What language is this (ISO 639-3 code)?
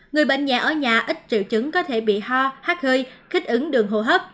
vie